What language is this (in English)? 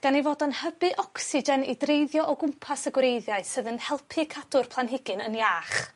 Welsh